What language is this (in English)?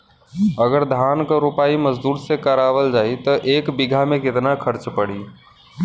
Bhojpuri